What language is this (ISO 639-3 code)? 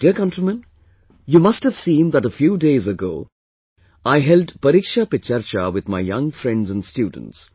eng